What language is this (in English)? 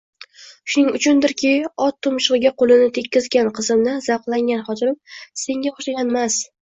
Uzbek